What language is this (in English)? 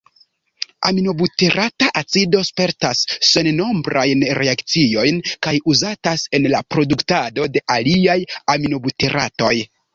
Esperanto